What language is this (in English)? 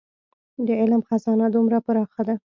Pashto